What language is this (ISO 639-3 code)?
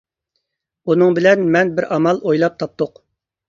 uig